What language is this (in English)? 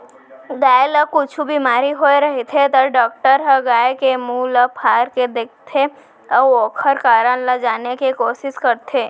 Chhattisgarhi